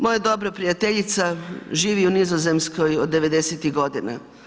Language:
Croatian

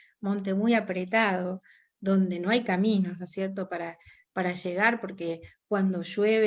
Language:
Spanish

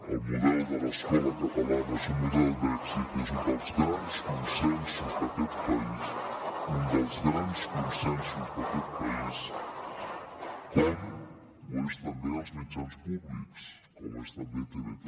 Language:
Catalan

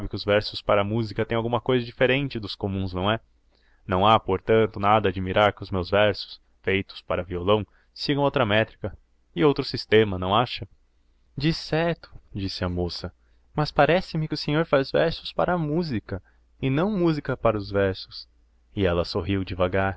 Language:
Portuguese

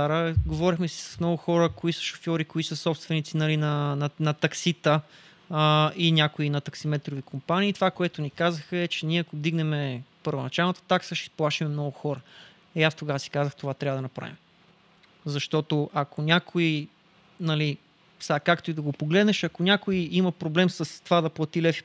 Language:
Bulgarian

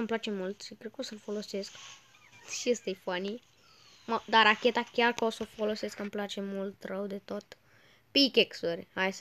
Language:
Romanian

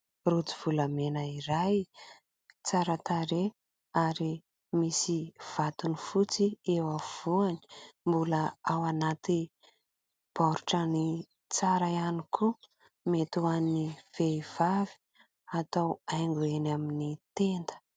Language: Malagasy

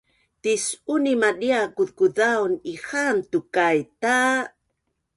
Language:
Bunun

